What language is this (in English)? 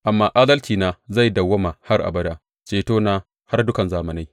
Hausa